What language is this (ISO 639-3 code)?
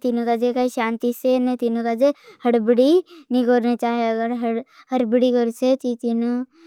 bhb